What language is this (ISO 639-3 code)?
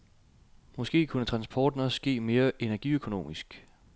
dan